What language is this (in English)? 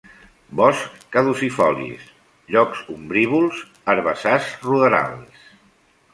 Catalan